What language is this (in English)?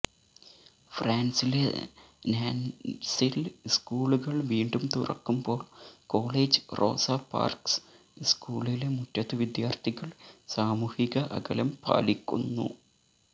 Malayalam